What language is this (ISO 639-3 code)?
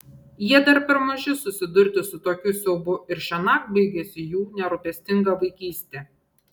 lit